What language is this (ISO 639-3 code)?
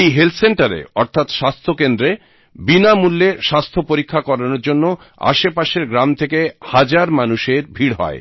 ben